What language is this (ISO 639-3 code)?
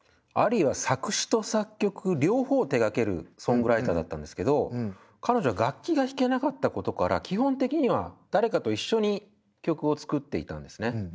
jpn